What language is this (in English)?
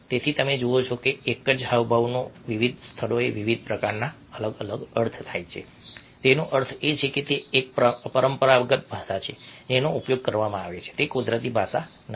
Gujarati